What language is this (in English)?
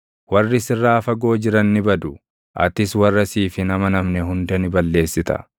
Oromo